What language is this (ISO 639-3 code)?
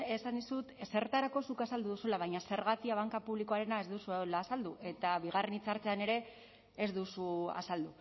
eus